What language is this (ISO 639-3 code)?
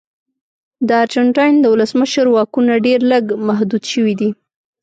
pus